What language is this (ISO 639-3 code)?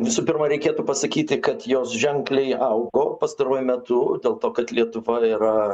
lit